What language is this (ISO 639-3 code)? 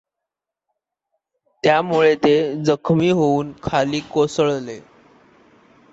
mar